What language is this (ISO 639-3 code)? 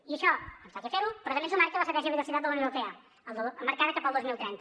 cat